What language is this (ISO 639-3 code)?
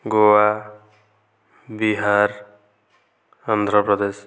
ori